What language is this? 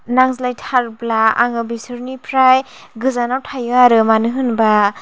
Bodo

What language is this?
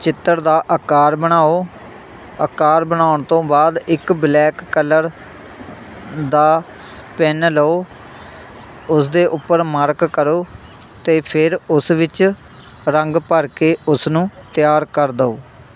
Punjabi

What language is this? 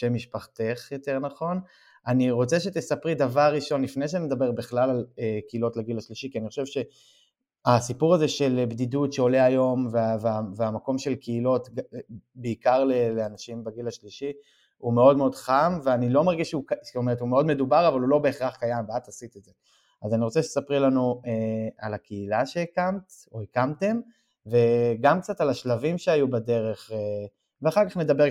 Hebrew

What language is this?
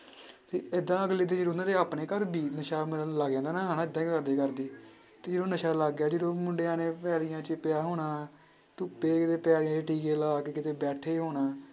Punjabi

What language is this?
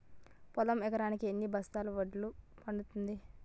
Telugu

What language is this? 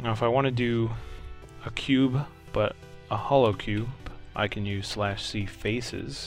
English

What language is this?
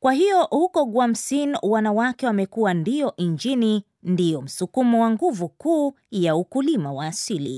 Swahili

